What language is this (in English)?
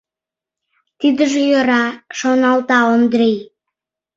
Mari